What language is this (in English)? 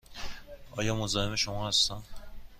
Persian